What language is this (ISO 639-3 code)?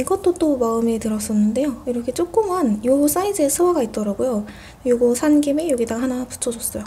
kor